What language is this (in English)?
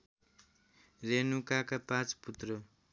Nepali